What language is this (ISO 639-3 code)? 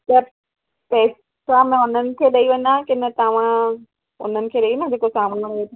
snd